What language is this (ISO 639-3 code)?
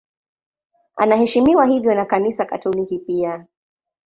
swa